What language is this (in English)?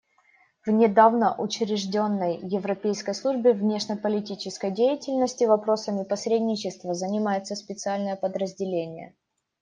Russian